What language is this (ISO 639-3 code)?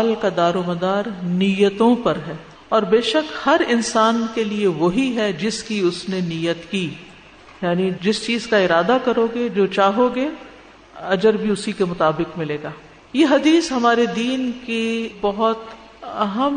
urd